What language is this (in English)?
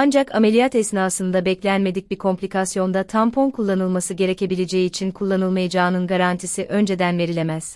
Turkish